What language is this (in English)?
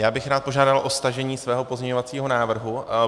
Czech